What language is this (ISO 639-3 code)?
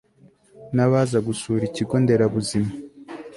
kin